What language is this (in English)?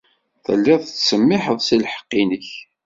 Kabyle